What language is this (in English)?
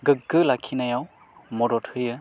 Bodo